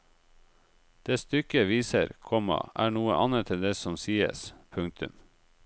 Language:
Norwegian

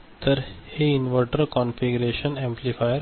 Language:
Marathi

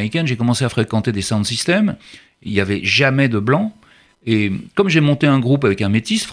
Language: French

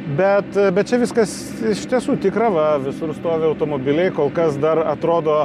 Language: Lithuanian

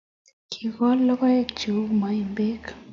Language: Kalenjin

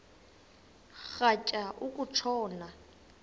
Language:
Xhosa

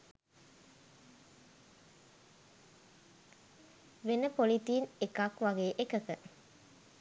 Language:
Sinhala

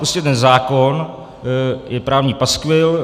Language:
Czech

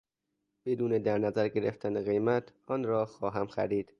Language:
Persian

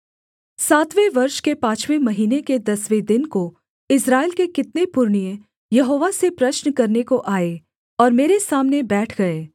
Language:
Hindi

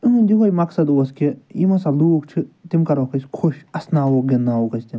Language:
Kashmiri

